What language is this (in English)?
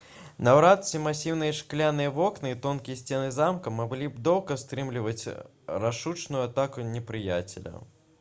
Belarusian